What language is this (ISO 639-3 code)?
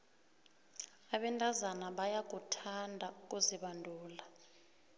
nbl